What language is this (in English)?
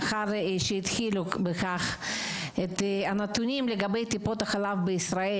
Hebrew